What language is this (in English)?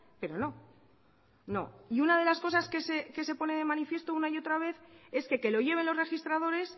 Spanish